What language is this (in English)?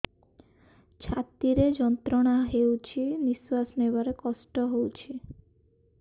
Odia